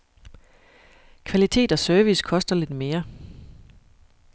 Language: Danish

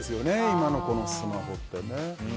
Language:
Japanese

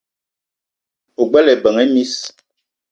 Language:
Eton (Cameroon)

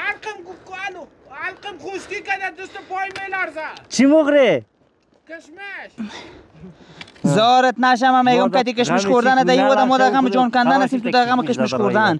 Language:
Persian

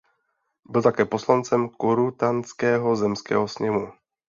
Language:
Czech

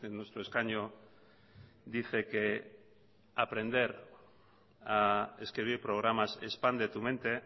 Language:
Spanish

